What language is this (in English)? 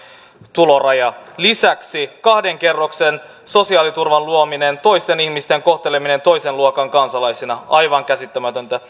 Finnish